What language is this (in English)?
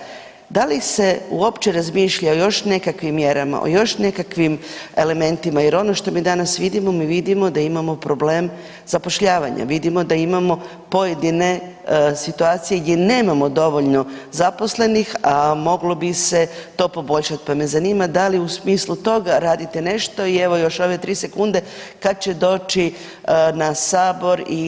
Croatian